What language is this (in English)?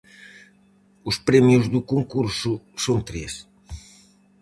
Galician